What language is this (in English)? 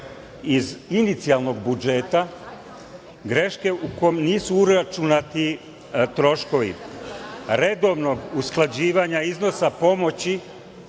Serbian